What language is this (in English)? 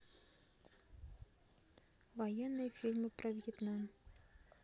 Russian